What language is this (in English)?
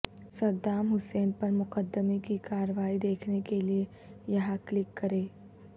Urdu